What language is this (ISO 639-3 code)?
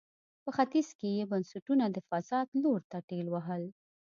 pus